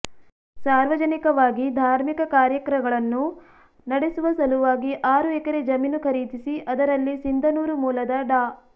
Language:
Kannada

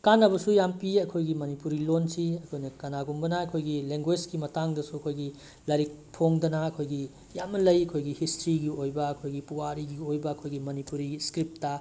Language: Manipuri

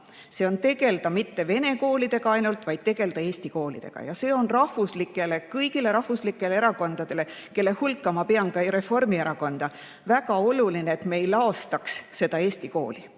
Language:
Estonian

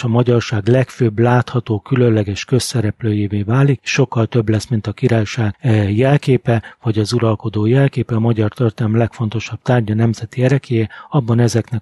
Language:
Hungarian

